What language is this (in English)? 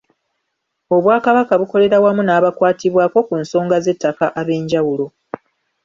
Ganda